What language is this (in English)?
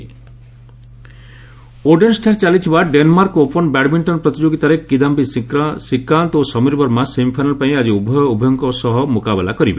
Odia